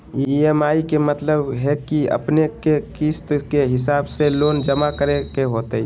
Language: Magahi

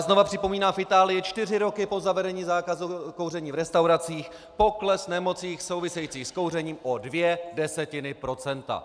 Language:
Czech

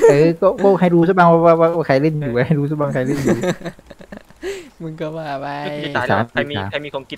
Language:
Thai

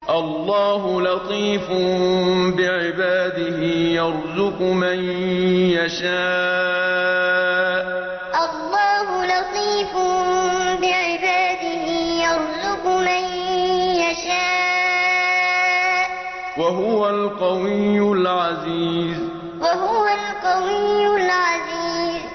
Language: Arabic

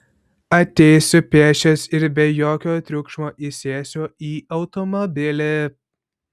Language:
Lithuanian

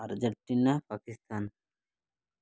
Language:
Odia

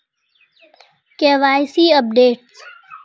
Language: Magahi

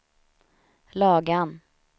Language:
Swedish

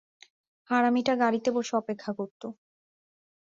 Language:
Bangla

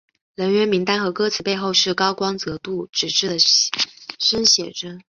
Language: Chinese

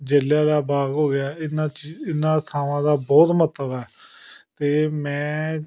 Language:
Punjabi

